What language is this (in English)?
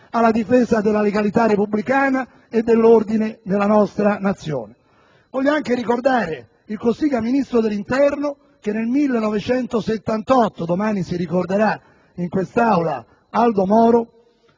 Italian